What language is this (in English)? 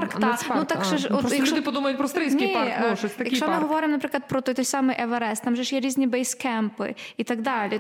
Ukrainian